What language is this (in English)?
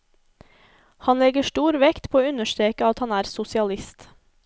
Norwegian